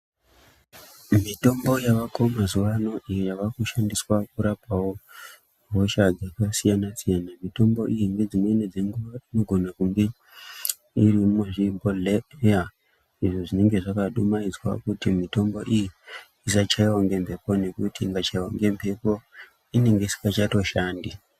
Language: Ndau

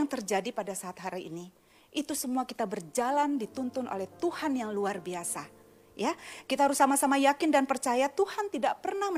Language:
Indonesian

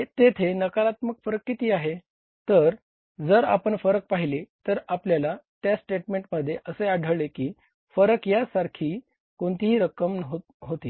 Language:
Marathi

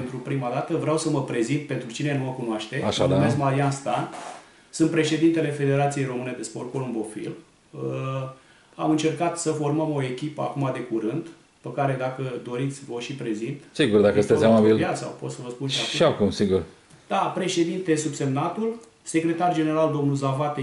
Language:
Romanian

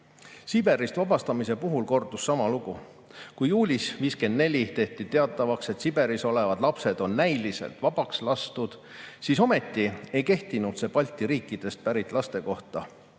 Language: Estonian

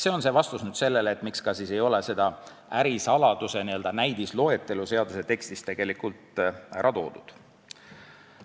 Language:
Estonian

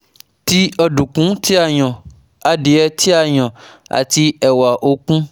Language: Yoruba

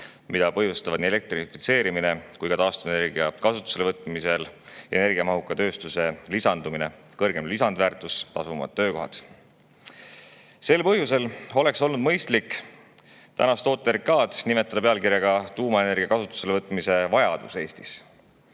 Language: Estonian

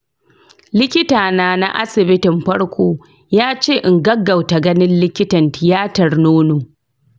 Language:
Hausa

